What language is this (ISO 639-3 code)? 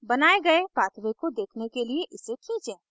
hin